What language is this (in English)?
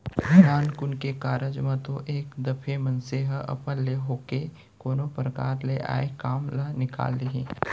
Chhattisgarhi